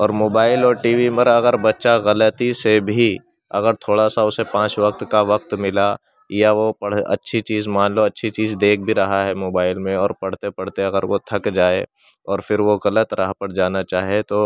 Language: Urdu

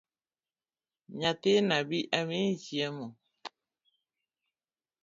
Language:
Luo (Kenya and Tanzania)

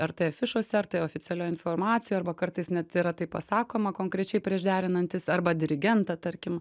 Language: Lithuanian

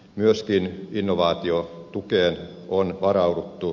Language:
Finnish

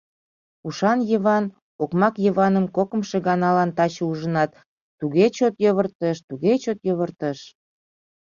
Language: Mari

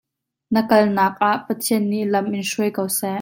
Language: Hakha Chin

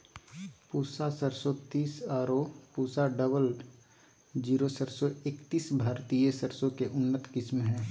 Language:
Magahi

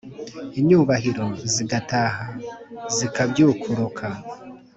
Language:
Kinyarwanda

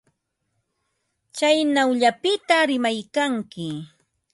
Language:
Ambo-Pasco Quechua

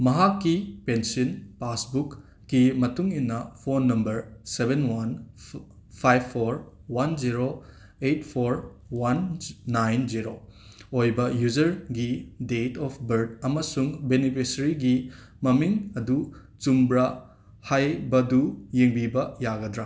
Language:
Manipuri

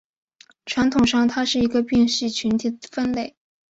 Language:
Chinese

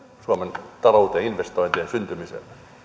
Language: Finnish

